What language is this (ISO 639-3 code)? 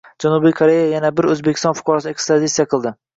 uzb